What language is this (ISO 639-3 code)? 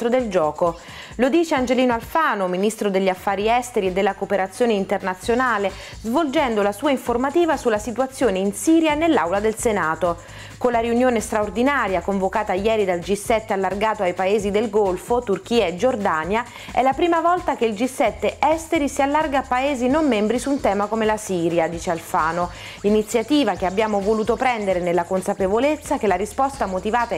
ita